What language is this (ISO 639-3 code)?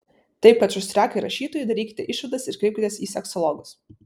lit